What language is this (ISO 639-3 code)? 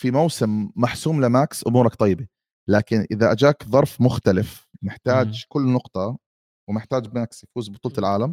ara